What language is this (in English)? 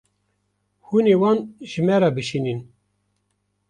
Kurdish